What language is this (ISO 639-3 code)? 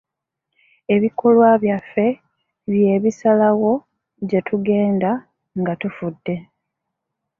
lug